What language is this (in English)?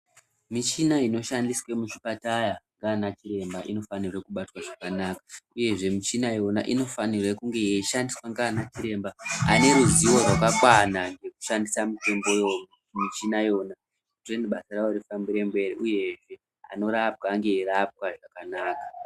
Ndau